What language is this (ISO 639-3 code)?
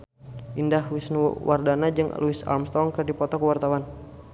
sun